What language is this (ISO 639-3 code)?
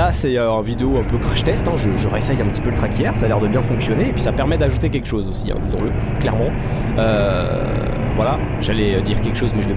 fra